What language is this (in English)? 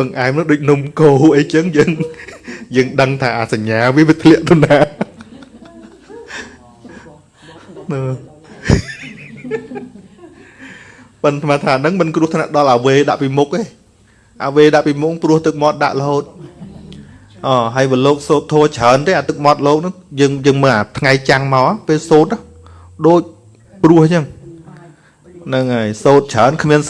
Vietnamese